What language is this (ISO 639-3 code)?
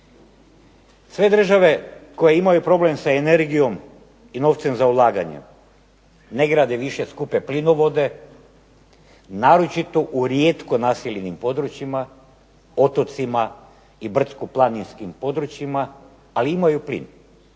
hrv